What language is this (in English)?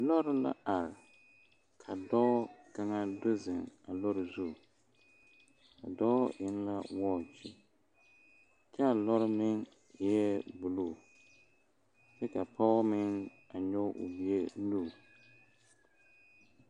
Southern Dagaare